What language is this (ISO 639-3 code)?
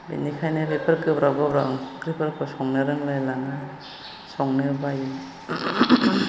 brx